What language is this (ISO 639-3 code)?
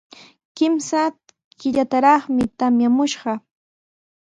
qws